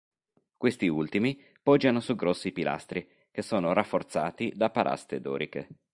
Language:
Italian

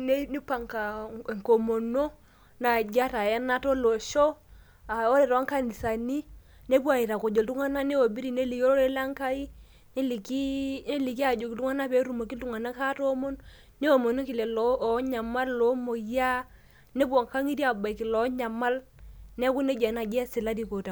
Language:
Masai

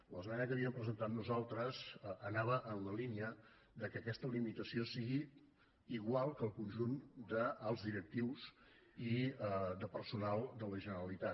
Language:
Catalan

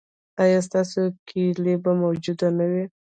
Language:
Pashto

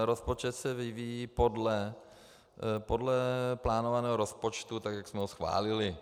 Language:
Czech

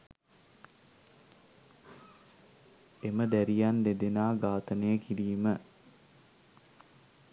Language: Sinhala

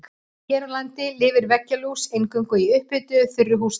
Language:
Icelandic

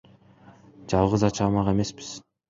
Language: Kyrgyz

